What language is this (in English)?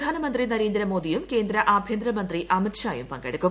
Malayalam